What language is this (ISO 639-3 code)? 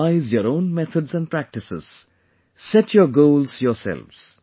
eng